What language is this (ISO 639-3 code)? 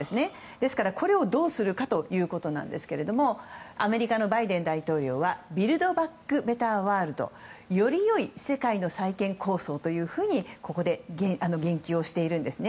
jpn